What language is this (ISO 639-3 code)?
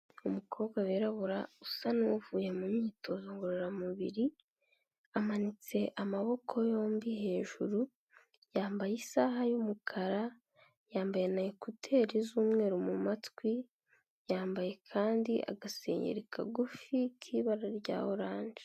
kin